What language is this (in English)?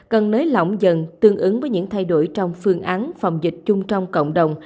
Vietnamese